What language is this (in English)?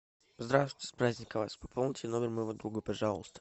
Russian